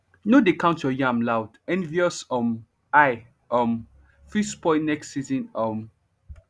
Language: Nigerian Pidgin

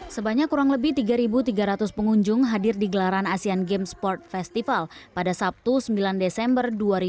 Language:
Indonesian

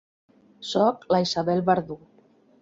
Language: Catalan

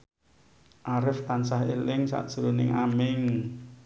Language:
Javanese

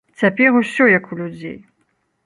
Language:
Belarusian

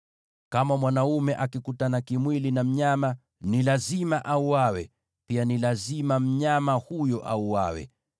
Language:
Swahili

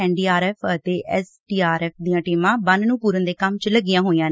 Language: Punjabi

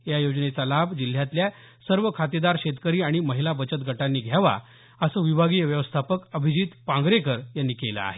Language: Marathi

